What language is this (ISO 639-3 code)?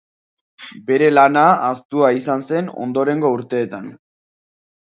eus